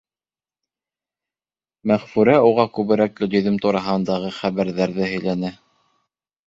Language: Bashkir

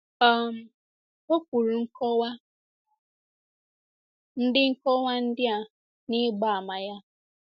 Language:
Igbo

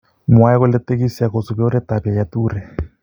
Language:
Kalenjin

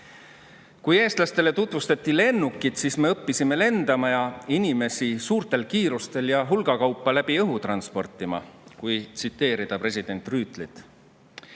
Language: Estonian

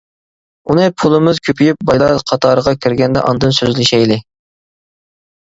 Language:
Uyghur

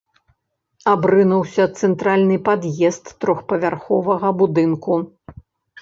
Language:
Belarusian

